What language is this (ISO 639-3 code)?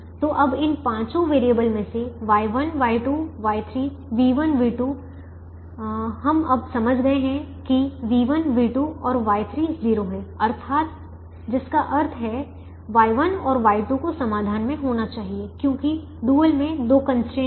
hin